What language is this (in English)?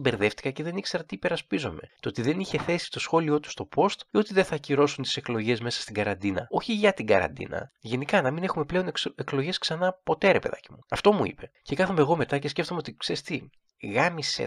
Greek